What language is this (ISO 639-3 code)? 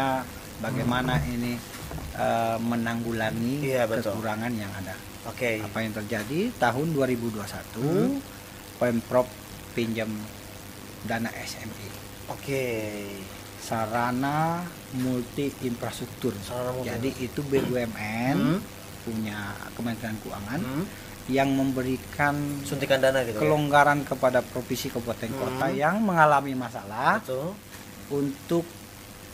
ind